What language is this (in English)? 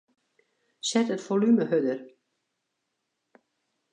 Western Frisian